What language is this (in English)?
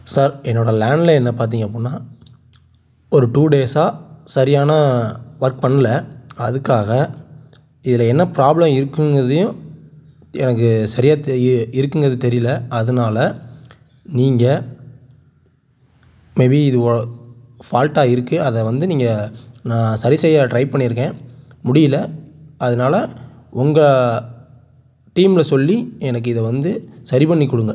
Tamil